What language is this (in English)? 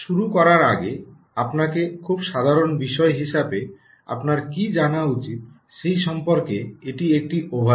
Bangla